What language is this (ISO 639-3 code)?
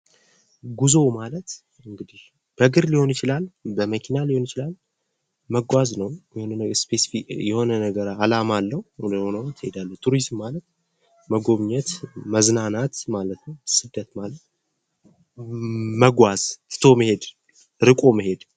amh